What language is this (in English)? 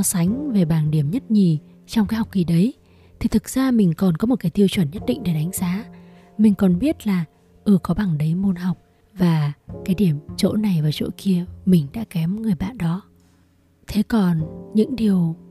Vietnamese